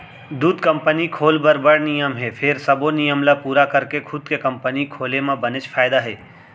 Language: Chhattisgarhi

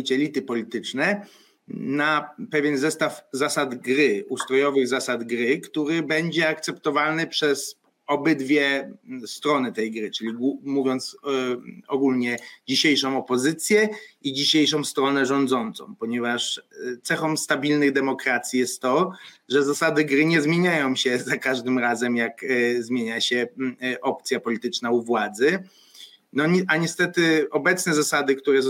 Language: Polish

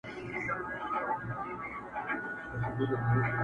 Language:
Pashto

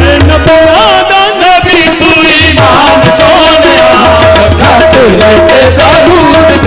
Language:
Dutch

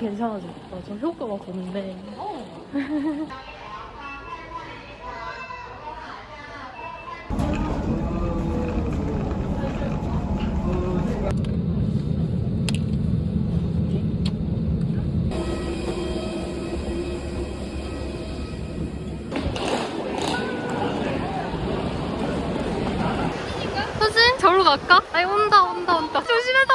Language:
Korean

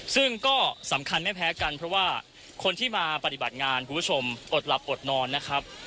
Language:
Thai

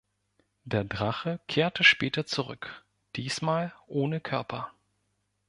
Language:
German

